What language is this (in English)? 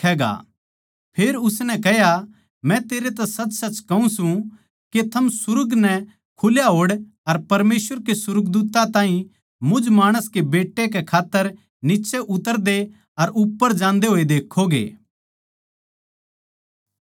Haryanvi